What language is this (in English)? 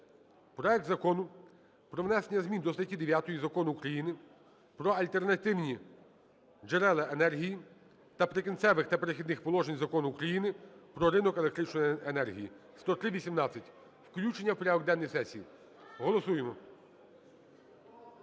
Ukrainian